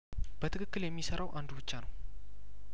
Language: Amharic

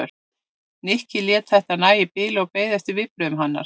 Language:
Icelandic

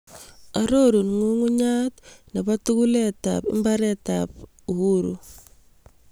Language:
Kalenjin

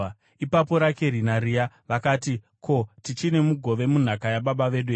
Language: Shona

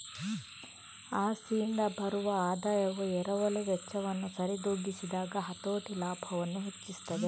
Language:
Kannada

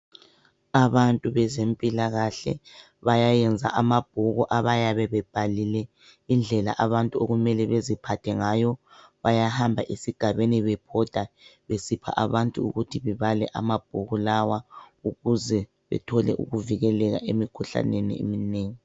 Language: North Ndebele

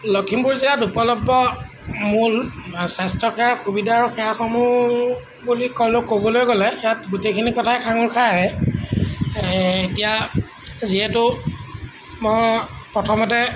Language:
Assamese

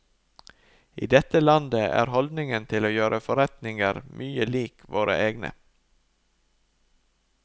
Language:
Norwegian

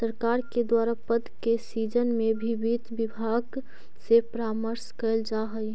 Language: Magahi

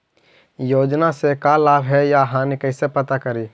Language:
Magahi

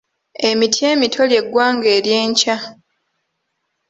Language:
Ganda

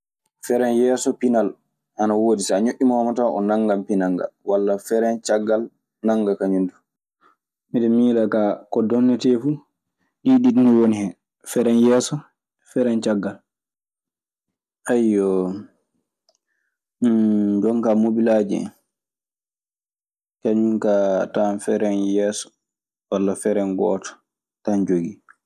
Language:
Maasina Fulfulde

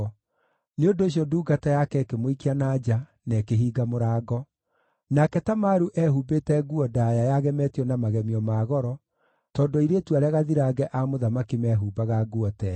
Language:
Kikuyu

